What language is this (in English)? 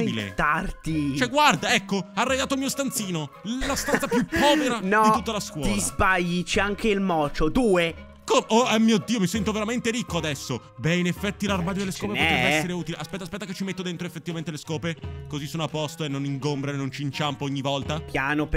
Italian